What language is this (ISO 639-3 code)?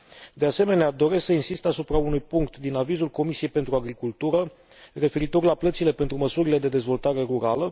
ron